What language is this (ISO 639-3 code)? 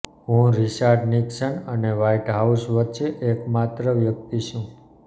guj